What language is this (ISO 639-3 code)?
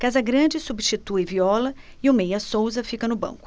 por